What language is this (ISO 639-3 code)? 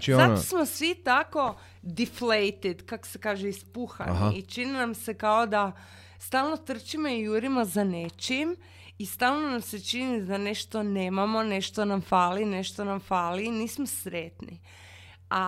hrv